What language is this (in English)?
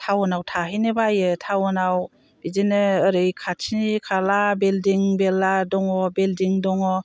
Bodo